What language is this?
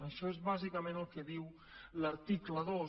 Catalan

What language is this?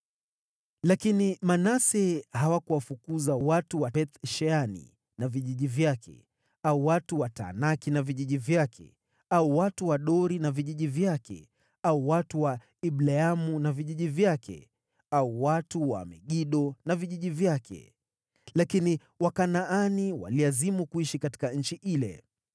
Swahili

